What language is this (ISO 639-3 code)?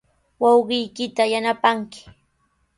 qws